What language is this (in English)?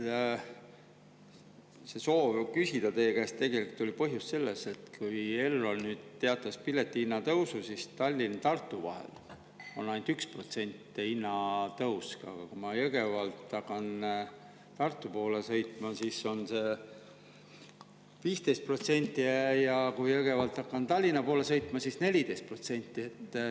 Estonian